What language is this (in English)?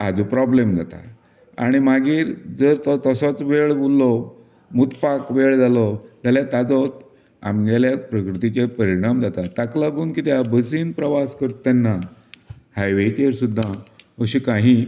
Konkani